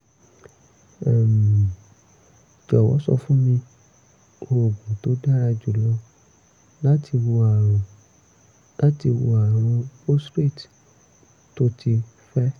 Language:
Yoruba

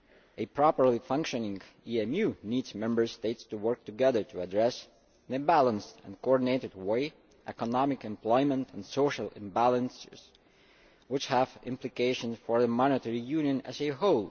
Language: English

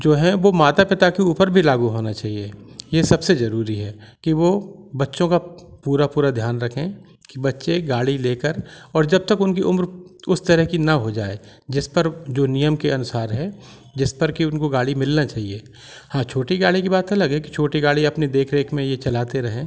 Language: Hindi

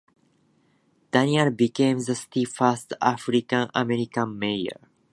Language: English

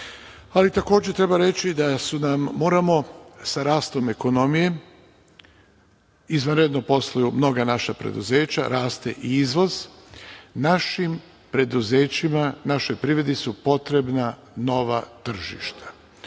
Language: Serbian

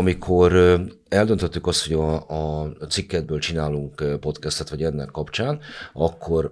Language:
Hungarian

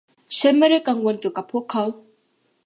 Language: Thai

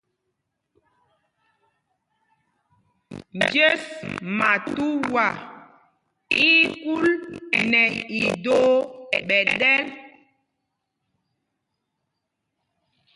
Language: Mpumpong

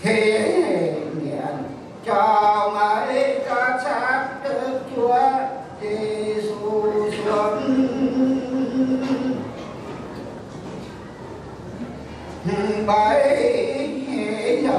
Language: Vietnamese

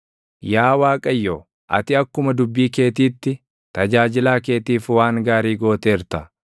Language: Oromo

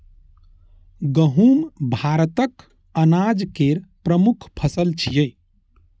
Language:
Maithili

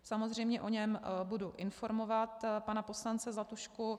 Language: Czech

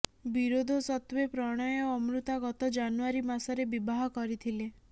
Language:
Odia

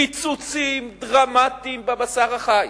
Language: Hebrew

